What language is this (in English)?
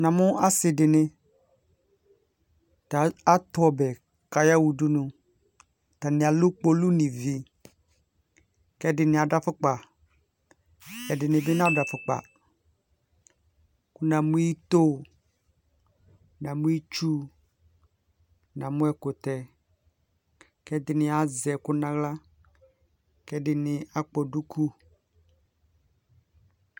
Ikposo